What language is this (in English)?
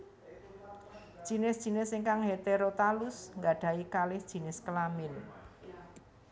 Javanese